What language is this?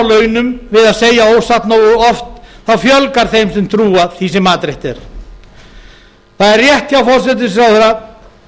Icelandic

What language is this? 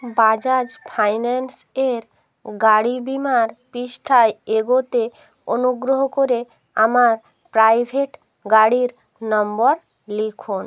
Bangla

